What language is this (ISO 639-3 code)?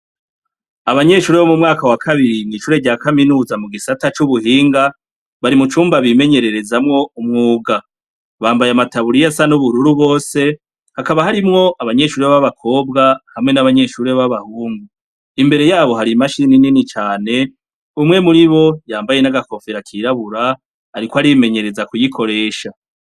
run